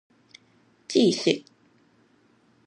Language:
Min Nan Chinese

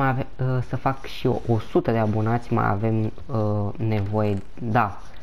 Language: Romanian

